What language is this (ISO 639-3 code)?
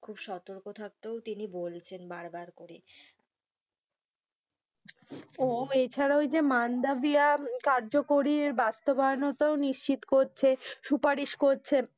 ben